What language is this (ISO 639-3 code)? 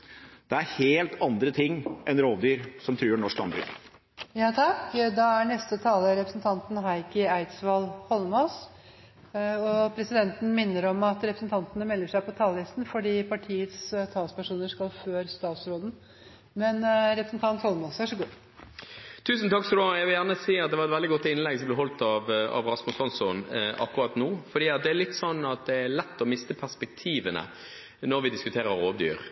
nob